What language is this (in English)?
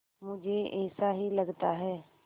Hindi